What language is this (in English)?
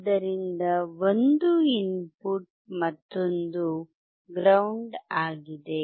Kannada